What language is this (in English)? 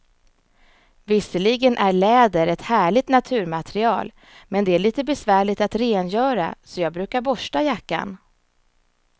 Swedish